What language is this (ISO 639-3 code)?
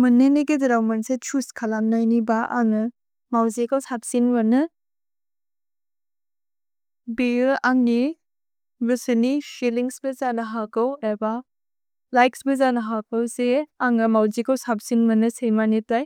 brx